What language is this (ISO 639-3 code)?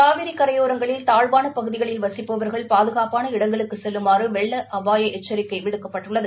tam